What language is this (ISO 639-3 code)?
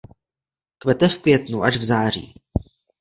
ces